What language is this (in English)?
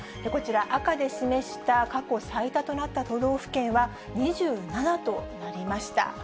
Japanese